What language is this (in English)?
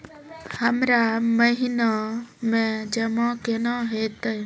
Maithili